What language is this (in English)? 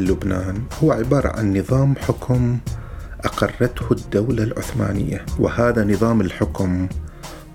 Arabic